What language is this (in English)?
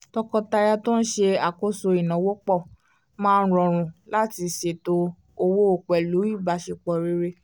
Yoruba